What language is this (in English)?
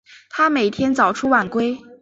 Chinese